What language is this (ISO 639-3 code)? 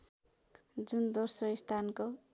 nep